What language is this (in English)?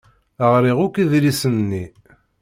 Kabyle